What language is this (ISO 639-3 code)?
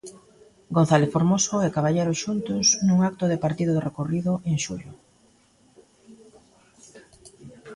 glg